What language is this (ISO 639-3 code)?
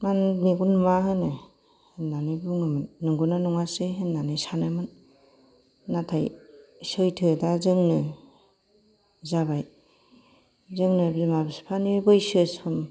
brx